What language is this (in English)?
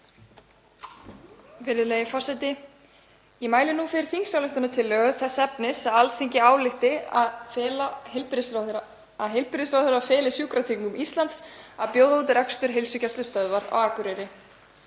Icelandic